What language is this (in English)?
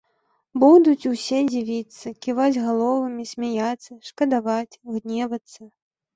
Belarusian